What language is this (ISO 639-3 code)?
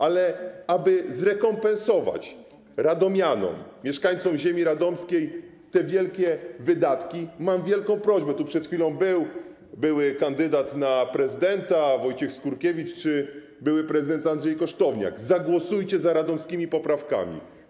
pol